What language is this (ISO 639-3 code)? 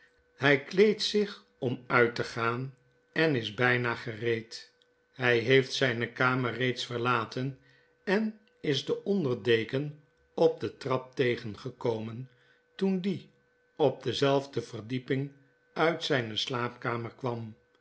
nld